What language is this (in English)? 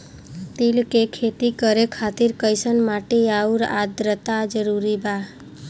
Bhojpuri